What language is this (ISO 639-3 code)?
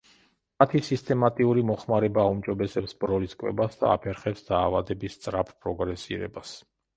kat